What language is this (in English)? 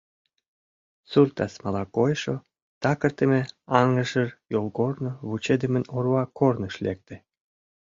Mari